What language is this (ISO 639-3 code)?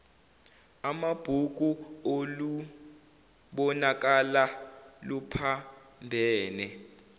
zul